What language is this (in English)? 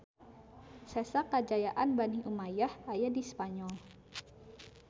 Sundanese